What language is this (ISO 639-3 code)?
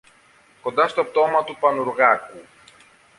ell